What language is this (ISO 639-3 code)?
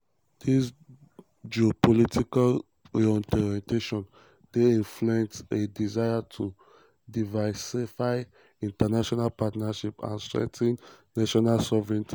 pcm